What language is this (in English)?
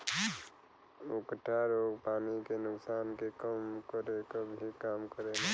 Bhojpuri